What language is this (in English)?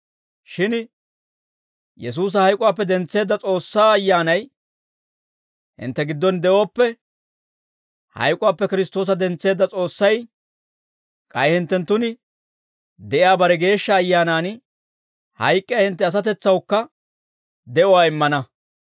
Dawro